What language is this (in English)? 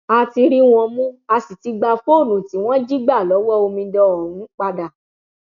Yoruba